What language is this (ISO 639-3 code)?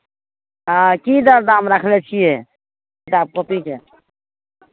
mai